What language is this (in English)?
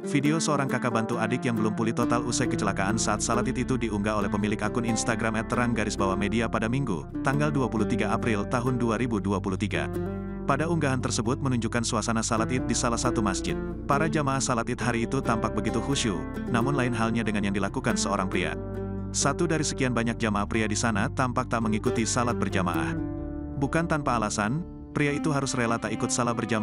Indonesian